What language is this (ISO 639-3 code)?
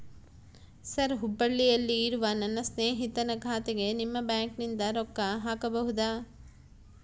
kan